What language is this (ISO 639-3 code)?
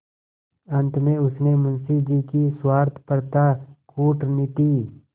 hin